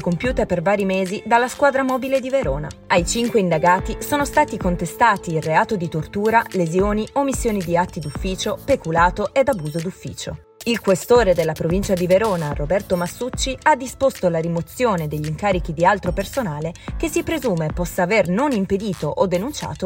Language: Italian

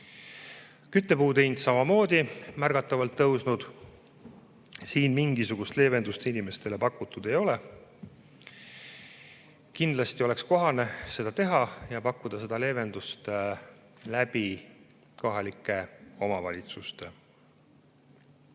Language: Estonian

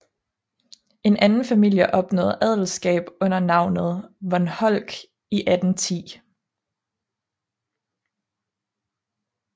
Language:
Danish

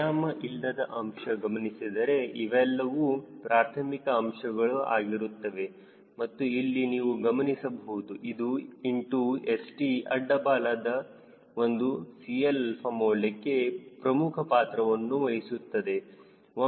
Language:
Kannada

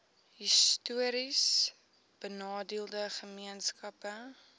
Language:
Afrikaans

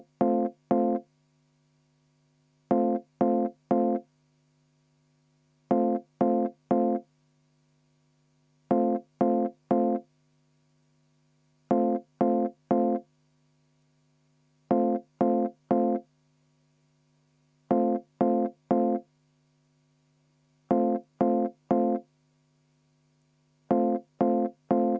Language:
Estonian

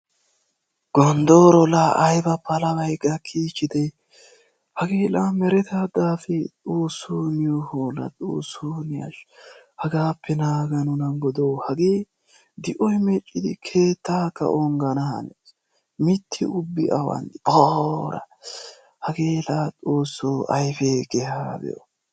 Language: Wolaytta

